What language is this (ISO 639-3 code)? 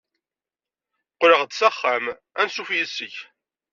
kab